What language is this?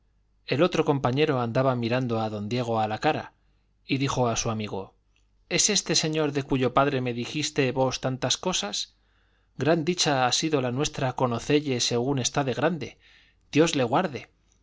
Spanish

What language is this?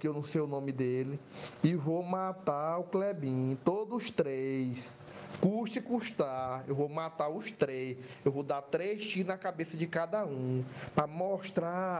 Portuguese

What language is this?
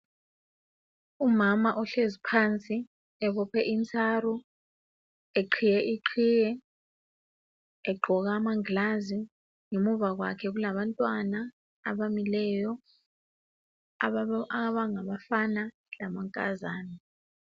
North Ndebele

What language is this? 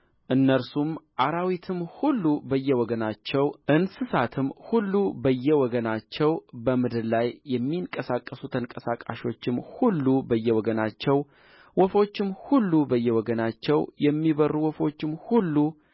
Amharic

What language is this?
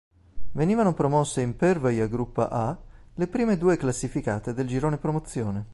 Italian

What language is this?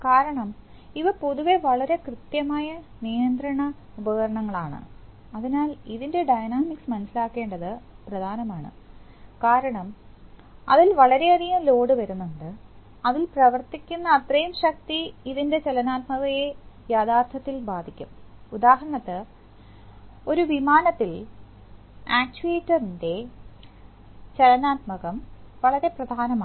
Malayalam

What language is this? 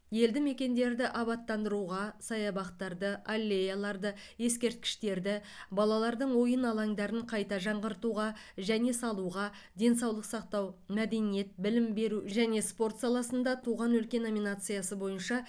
Kazakh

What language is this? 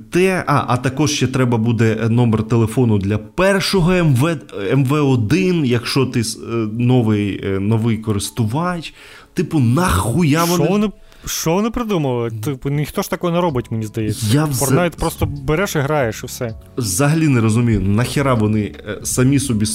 Ukrainian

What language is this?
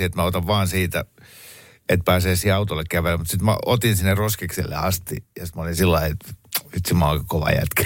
Finnish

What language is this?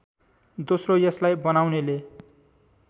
Nepali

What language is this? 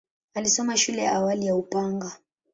Swahili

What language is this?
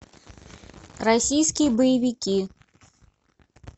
Russian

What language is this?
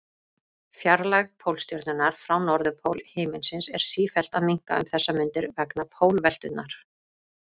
Icelandic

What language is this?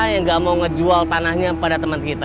Indonesian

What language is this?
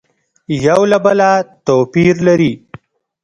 Pashto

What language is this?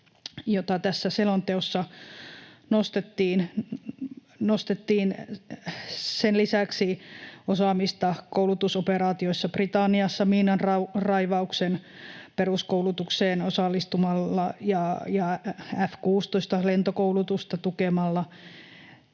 Finnish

